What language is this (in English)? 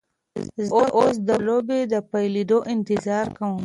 Pashto